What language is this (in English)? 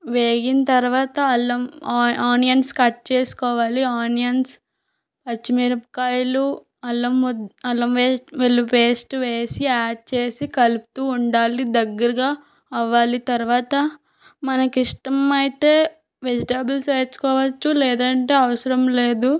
Telugu